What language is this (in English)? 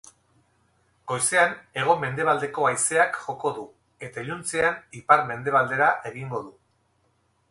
Basque